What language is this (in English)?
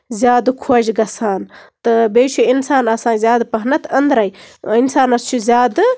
Kashmiri